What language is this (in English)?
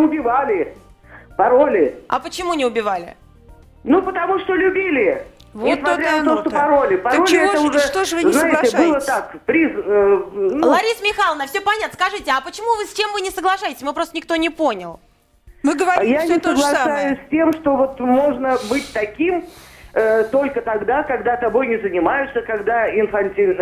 Russian